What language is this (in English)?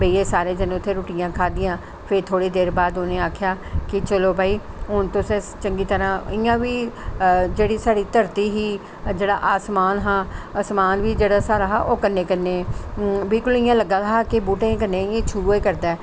Dogri